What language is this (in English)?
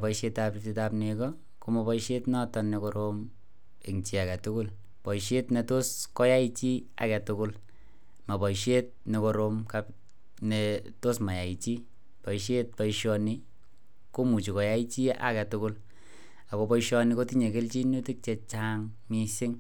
Kalenjin